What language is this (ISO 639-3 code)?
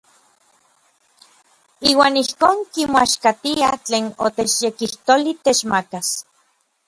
nlv